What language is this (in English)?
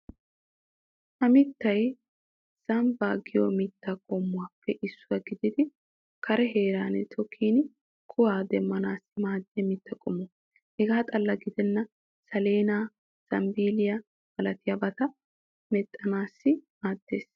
Wolaytta